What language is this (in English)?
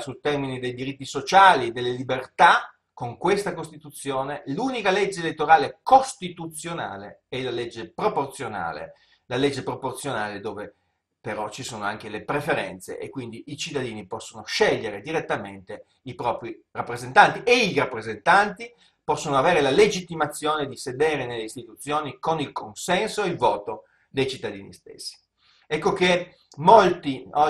Italian